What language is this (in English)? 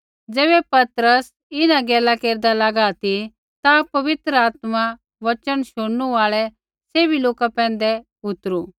Kullu Pahari